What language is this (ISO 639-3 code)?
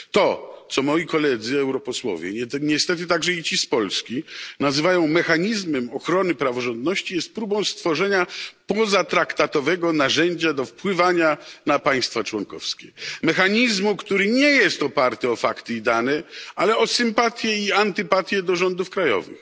pol